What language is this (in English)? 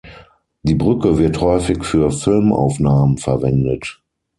German